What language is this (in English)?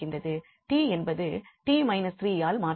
Tamil